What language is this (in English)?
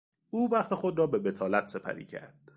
Persian